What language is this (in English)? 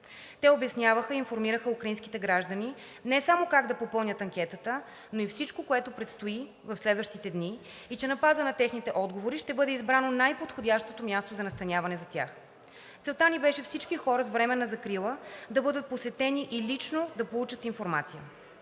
Bulgarian